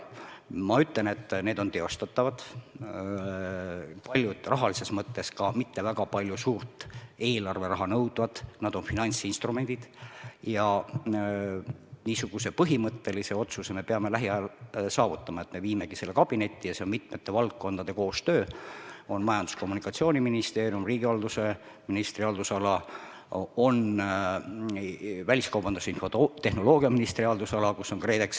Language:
Estonian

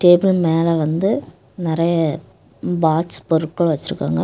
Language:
Tamil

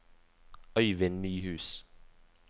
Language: Norwegian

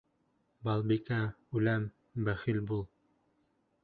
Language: Bashkir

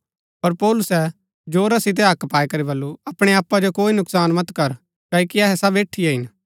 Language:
Gaddi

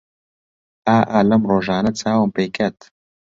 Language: Central Kurdish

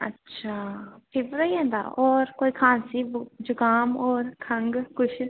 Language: Dogri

